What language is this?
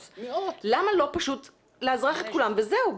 Hebrew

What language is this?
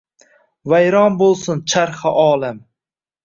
Uzbek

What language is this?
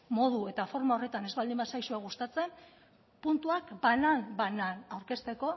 Basque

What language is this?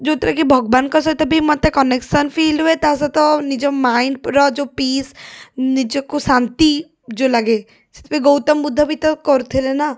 Odia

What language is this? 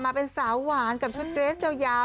Thai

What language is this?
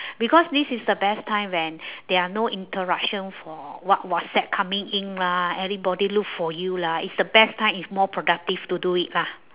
English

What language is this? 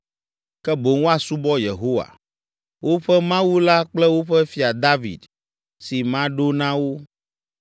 Ewe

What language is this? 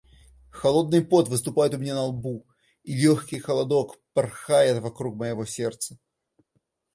Russian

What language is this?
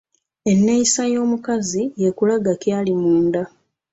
Ganda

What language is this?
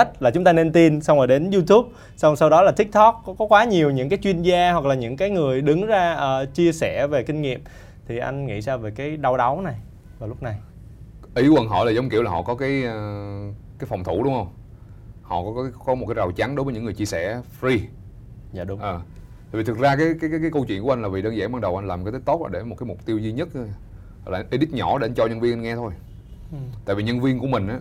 Vietnamese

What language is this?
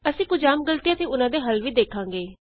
Punjabi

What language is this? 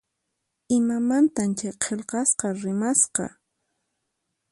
Puno Quechua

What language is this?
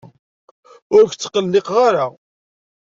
Kabyle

